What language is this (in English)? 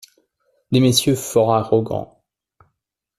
French